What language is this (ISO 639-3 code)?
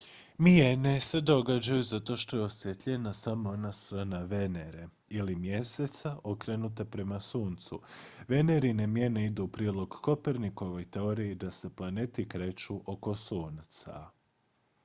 hrv